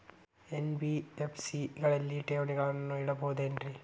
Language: Kannada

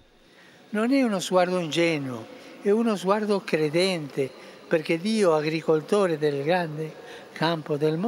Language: Italian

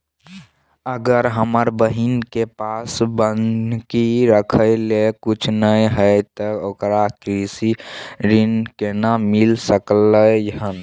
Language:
Maithili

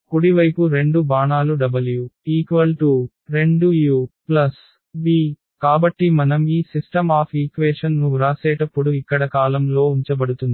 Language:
Telugu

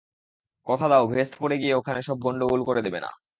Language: Bangla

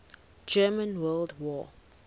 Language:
English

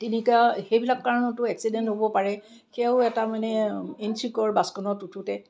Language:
Assamese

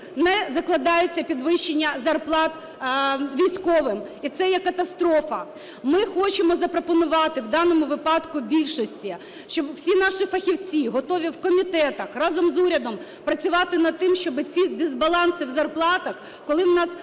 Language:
Ukrainian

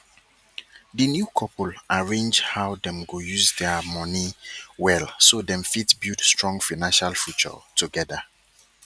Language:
Nigerian Pidgin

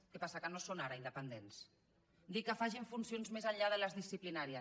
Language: Catalan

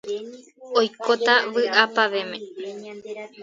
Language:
Guarani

